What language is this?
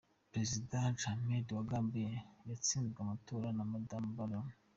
Kinyarwanda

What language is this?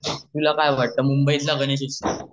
Marathi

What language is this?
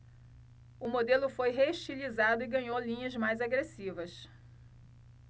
Portuguese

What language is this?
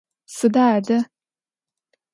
Adyghe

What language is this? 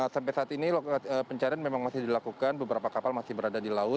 Indonesian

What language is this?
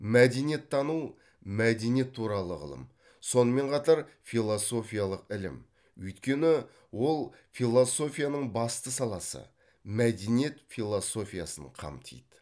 Kazakh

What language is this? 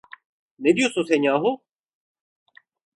Turkish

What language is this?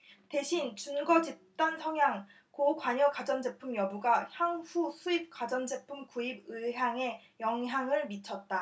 Korean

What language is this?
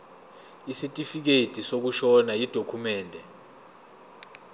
Zulu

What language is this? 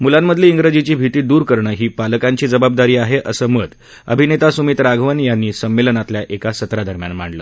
Marathi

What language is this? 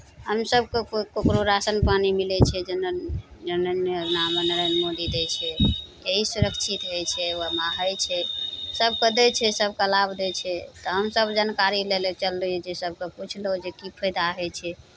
Maithili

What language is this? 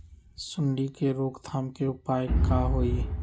Magahi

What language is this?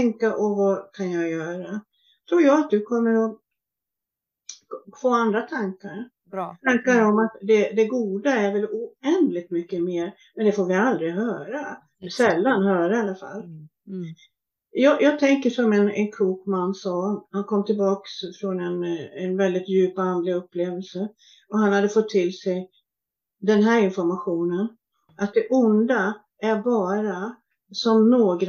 Swedish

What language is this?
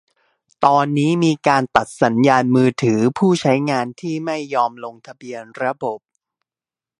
Thai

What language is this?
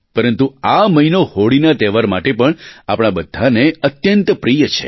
Gujarati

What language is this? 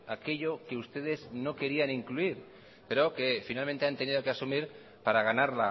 Spanish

